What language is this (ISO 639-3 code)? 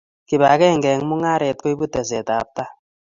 kln